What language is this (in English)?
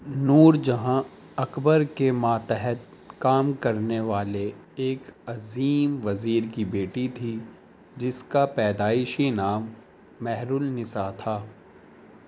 Urdu